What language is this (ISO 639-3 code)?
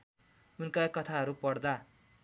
nep